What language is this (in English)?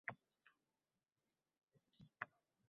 Uzbek